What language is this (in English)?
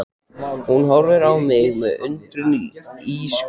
Icelandic